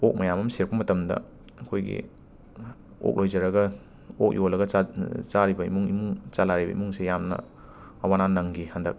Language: Manipuri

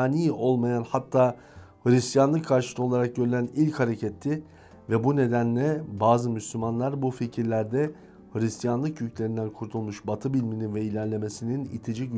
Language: Turkish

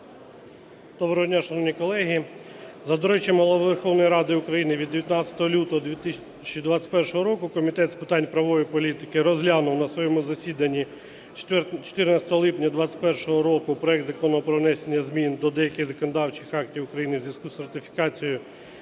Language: Ukrainian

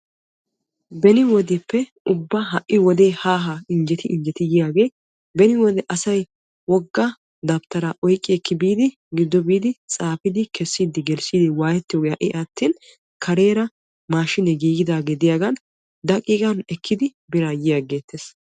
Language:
Wolaytta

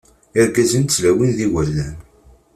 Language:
Kabyle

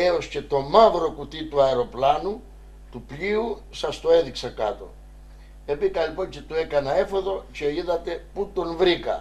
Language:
Greek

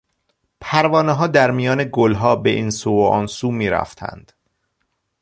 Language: Persian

